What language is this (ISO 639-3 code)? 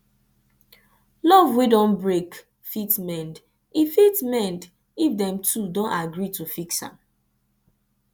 pcm